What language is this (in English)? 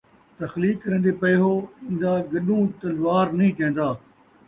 Saraiki